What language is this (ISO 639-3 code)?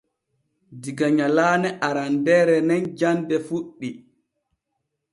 fue